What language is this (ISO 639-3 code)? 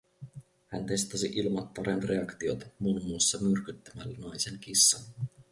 fin